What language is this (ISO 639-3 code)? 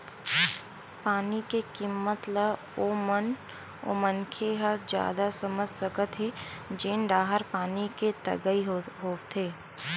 hne